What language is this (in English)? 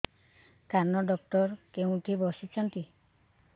Odia